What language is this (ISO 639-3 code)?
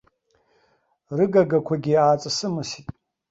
abk